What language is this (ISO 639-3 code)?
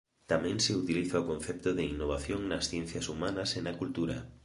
glg